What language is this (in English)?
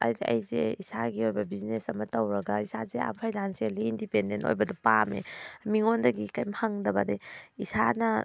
Manipuri